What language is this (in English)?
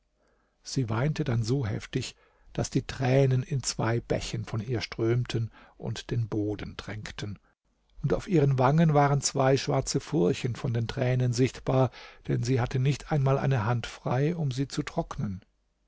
German